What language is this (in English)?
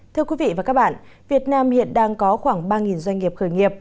Vietnamese